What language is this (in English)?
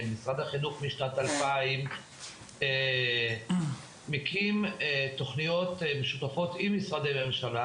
Hebrew